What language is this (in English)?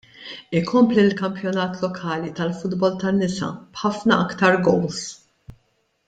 Maltese